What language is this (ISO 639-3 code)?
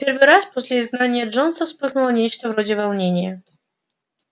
rus